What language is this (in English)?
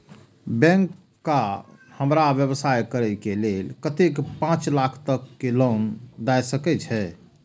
Maithili